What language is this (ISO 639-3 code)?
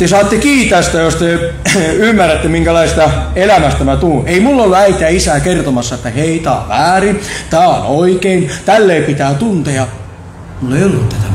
fin